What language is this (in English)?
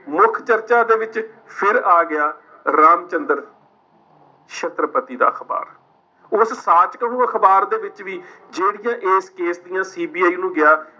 Punjabi